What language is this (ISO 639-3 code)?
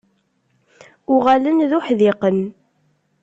kab